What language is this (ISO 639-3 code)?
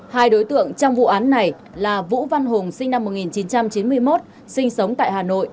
vie